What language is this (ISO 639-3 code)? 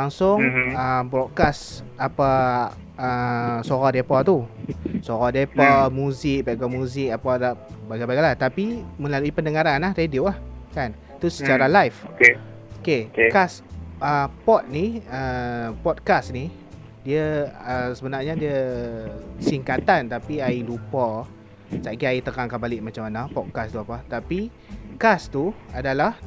msa